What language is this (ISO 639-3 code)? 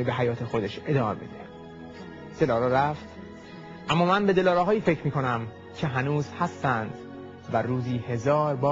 fas